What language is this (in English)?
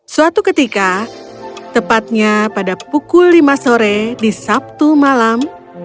Indonesian